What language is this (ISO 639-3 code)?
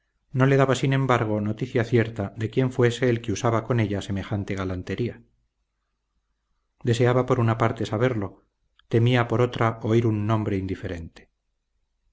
spa